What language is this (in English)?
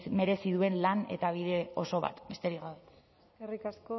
Basque